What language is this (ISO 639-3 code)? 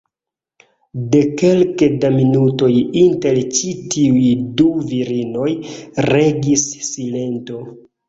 epo